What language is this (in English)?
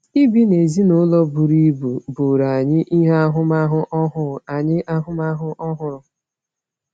Igbo